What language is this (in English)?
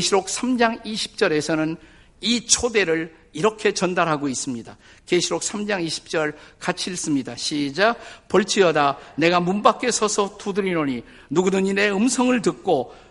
Korean